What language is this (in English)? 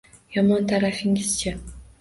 Uzbek